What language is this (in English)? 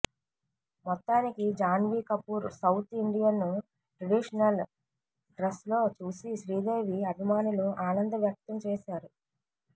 Telugu